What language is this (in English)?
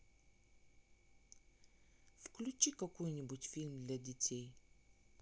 Russian